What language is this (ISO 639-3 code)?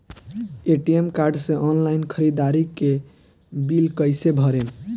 bho